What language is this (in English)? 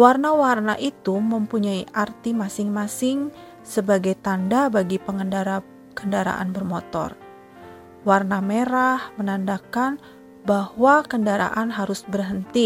Indonesian